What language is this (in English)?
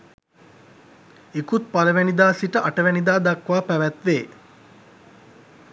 Sinhala